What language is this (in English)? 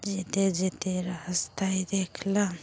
Bangla